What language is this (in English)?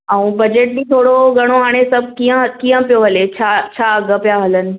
Sindhi